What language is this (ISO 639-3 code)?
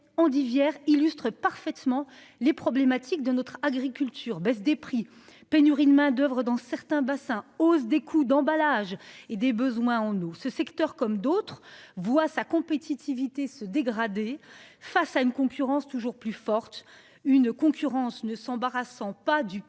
fra